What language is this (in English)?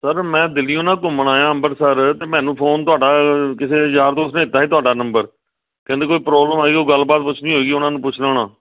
Punjabi